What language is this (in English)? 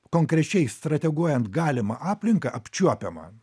Lithuanian